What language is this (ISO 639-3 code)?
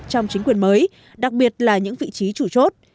vie